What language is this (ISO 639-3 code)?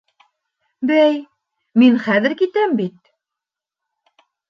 bak